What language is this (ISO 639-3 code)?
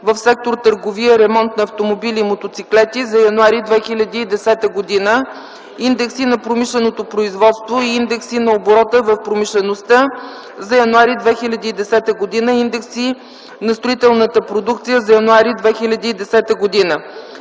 bul